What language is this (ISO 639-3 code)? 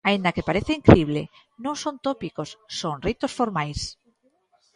glg